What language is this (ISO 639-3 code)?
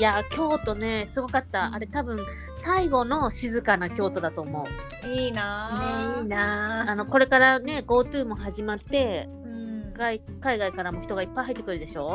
jpn